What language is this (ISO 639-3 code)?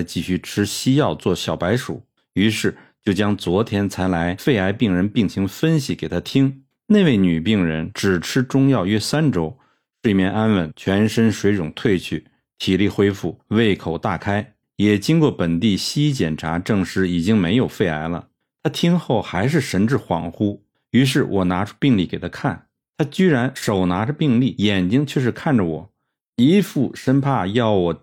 zho